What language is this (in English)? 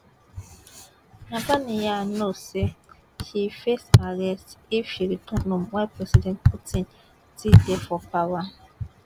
Nigerian Pidgin